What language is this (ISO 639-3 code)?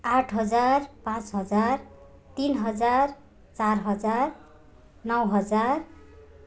nep